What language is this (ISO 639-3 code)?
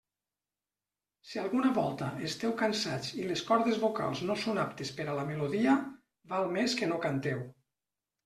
cat